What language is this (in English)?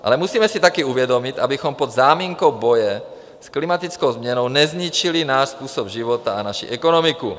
Czech